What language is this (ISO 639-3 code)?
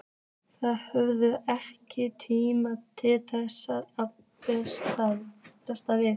isl